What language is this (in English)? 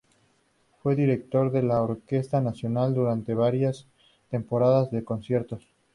Spanish